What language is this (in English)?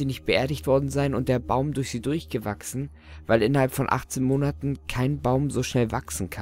German